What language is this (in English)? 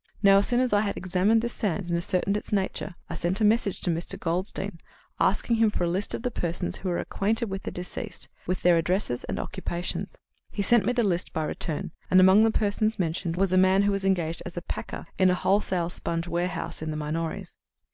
English